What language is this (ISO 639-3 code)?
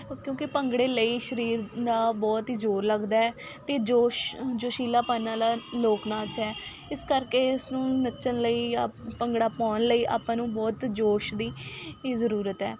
pan